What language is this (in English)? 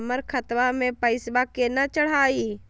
Magahi